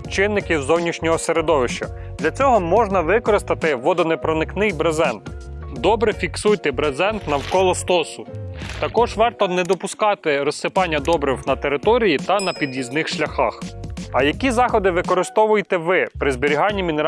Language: Ukrainian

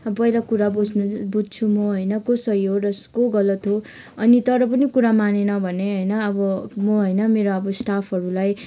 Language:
Nepali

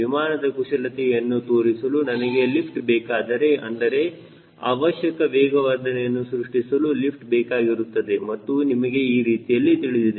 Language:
Kannada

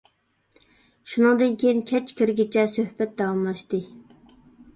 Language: Uyghur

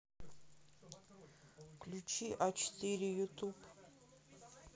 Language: Russian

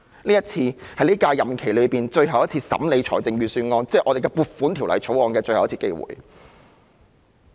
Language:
Cantonese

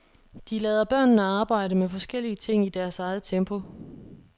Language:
Danish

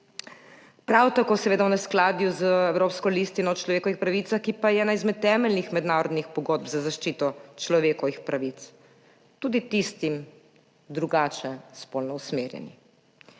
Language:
Slovenian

